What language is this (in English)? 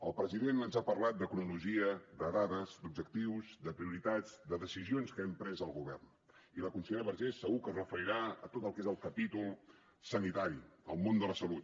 Catalan